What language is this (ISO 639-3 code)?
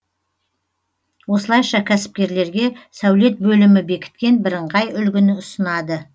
kaz